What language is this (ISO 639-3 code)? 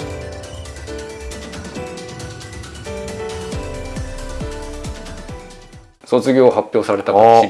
jpn